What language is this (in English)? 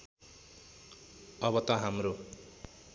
Nepali